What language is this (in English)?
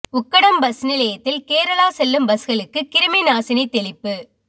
Tamil